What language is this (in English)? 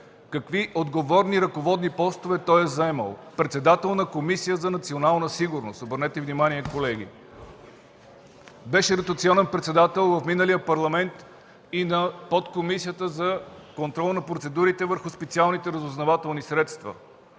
Bulgarian